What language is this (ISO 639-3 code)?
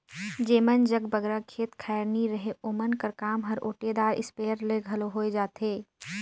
hne